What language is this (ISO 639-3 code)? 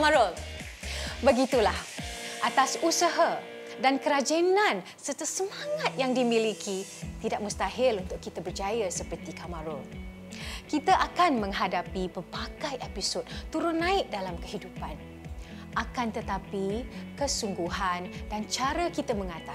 msa